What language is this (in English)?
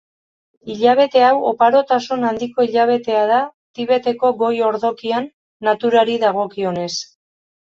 Basque